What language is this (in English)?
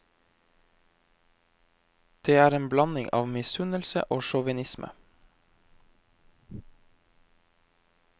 Norwegian